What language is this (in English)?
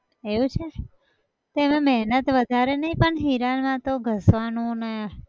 Gujarati